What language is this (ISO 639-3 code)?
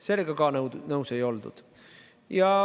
est